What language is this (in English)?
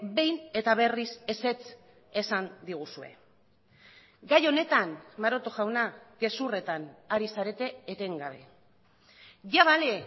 Basque